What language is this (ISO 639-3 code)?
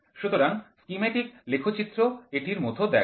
ben